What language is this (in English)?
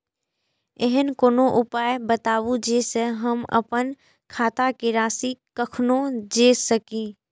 Maithili